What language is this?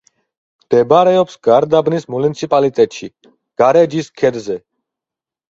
Georgian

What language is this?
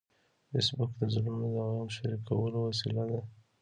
Pashto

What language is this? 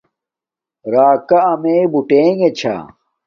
Domaaki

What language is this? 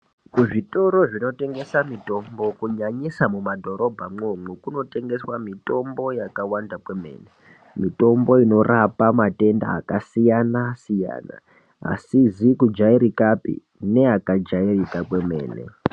Ndau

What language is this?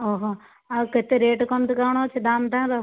Odia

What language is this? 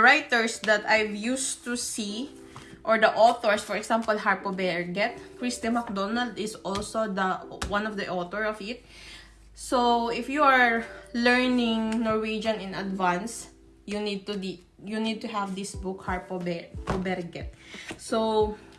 English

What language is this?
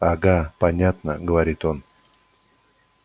Russian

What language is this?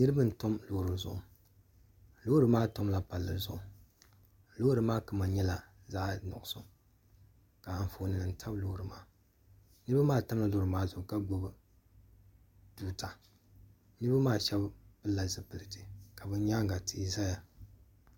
Dagbani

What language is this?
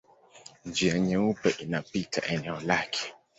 Swahili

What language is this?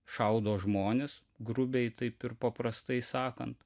Lithuanian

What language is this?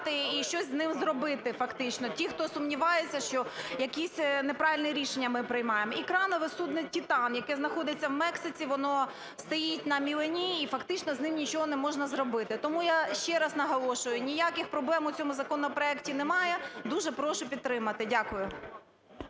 Ukrainian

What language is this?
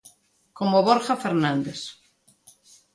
Galician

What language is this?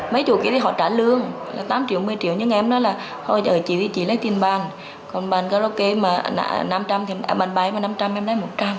Vietnamese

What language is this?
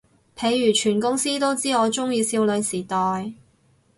Cantonese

